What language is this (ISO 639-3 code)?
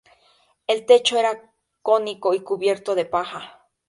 spa